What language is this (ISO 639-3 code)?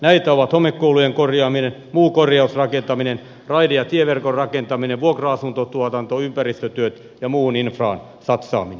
fin